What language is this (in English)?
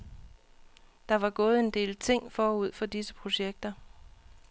Danish